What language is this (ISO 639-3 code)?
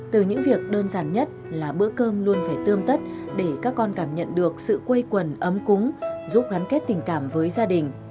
vie